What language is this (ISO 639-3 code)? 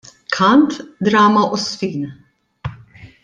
mlt